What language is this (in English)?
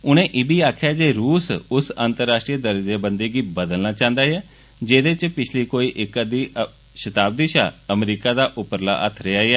Dogri